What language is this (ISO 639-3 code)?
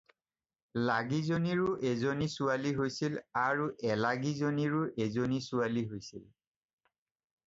asm